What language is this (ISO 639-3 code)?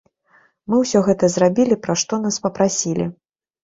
bel